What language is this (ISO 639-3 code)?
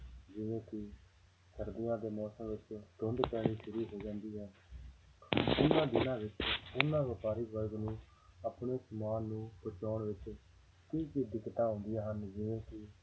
pan